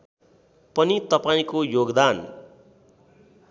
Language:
Nepali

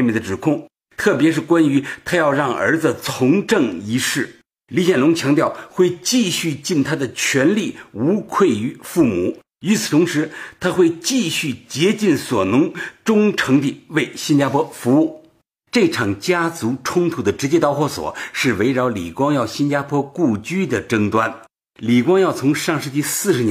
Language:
Chinese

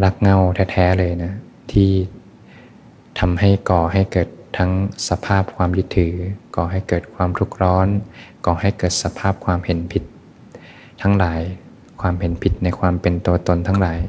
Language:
Thai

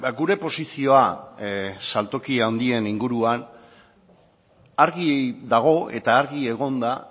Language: Basque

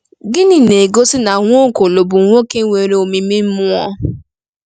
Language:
Igbo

